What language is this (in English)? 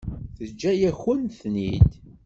Kabyle